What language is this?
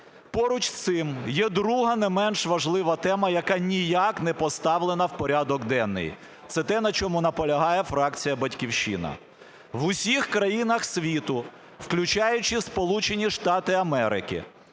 Ukrainian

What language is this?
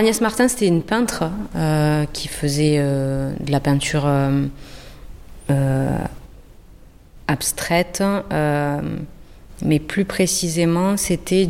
French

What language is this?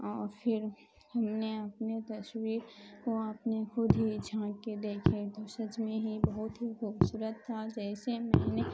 Urdu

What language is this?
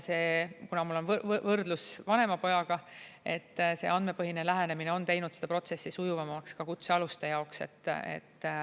Estonian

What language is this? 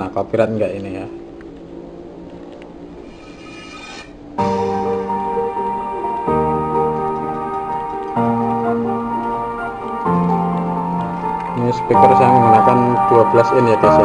Indonesian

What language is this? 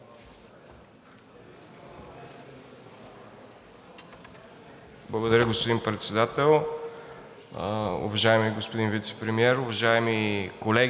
Bulgarian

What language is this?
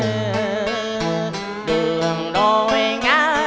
Vietnamese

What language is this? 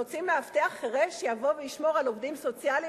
Hebrew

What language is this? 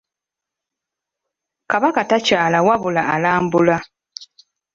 Ganda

